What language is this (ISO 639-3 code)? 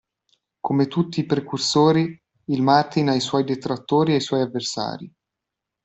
ita